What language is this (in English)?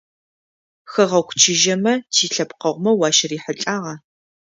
Adyghe